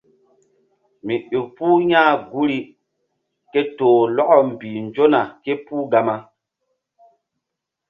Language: Mbum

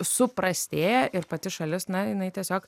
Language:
Lithuanian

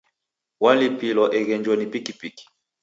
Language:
Taita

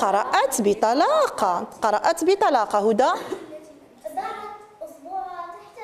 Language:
Arabic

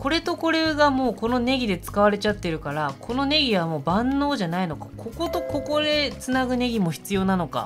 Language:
Japanese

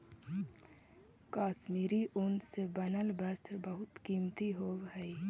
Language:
Magahi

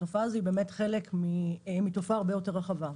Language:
Hebrew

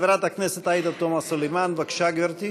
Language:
Hebrew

